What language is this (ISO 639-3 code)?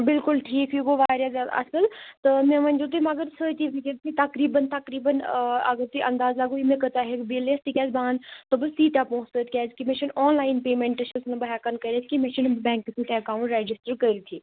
kas